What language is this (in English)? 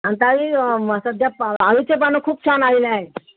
Marathi